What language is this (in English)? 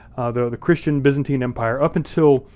English